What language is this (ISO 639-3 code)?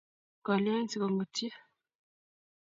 kln